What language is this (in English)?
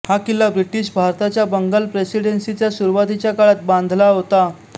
Marathi